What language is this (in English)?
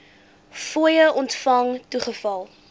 Afrikaans